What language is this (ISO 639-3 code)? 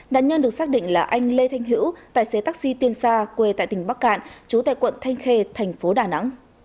vie